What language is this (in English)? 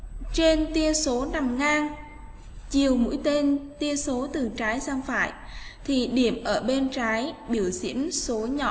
Vietnamese